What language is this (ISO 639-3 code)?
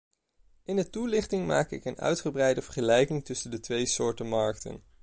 nld